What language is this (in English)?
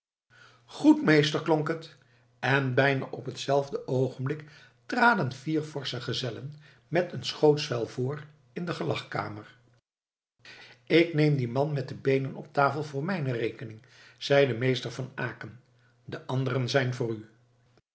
Dutch